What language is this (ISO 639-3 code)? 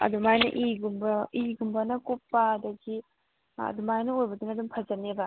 mni